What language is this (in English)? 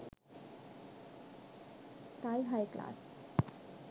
Sinhala